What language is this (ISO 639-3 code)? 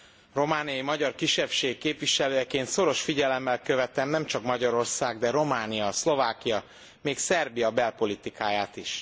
hun